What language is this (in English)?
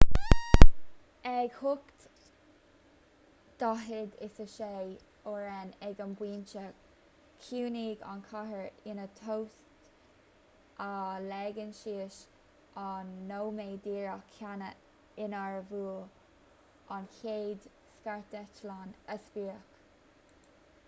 Irish